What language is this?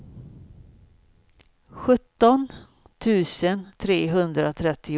Swedish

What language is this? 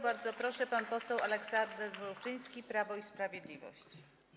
Polish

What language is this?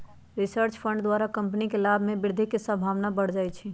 Magahi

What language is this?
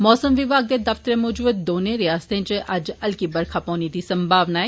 Dogri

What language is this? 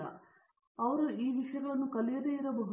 Kannada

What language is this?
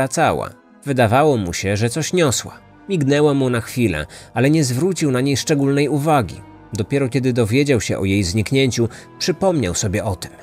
Polish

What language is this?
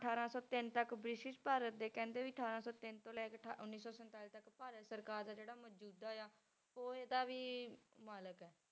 Punjabi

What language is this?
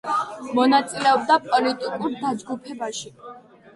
Georgian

